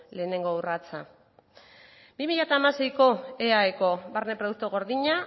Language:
Basque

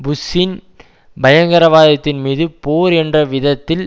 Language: Tamil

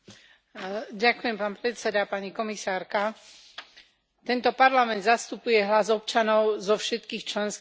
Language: Slovak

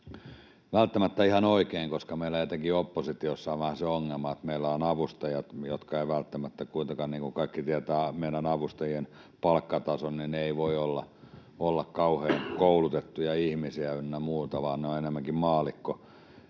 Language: Finnish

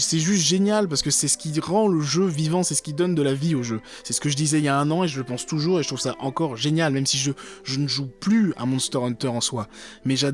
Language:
French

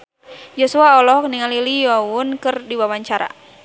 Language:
Sundanese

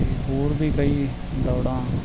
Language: Punjabi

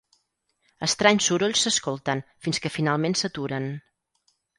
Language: Catalan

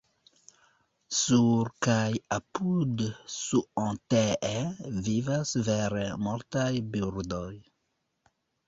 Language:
Esperanto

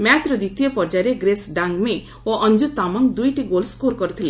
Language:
Odia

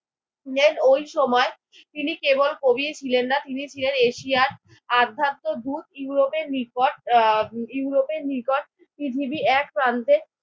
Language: Bangla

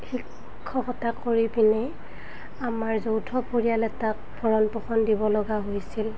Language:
Assamese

